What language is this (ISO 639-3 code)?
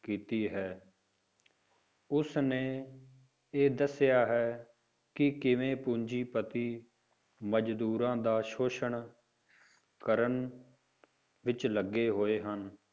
pan